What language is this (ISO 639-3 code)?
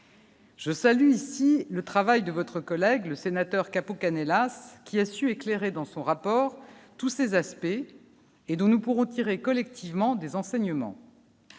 fra